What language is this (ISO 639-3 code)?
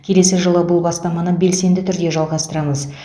kaz